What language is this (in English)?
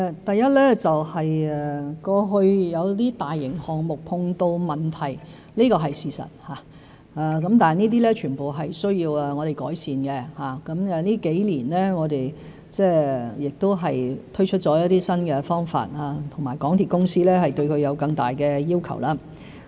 Cantonese